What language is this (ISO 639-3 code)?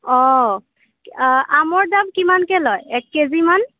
asm